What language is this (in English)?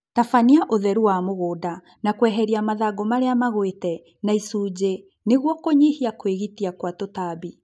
Kikuyu